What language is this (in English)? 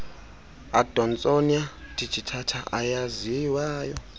Xhosa